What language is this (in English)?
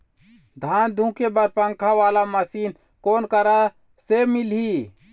Chhattisgarhi